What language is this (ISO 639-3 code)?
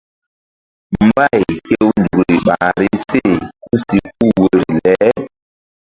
mdd